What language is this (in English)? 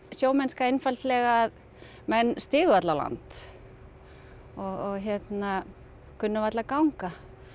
Icelandic